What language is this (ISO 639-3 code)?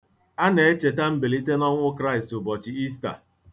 ibo